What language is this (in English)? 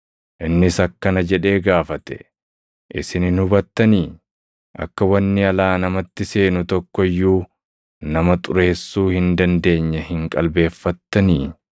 Oromo